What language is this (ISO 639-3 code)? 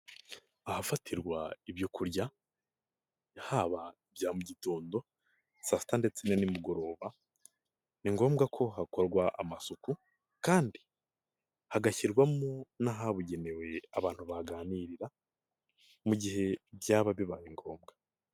kin